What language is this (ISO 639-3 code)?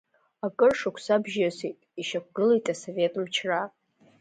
abk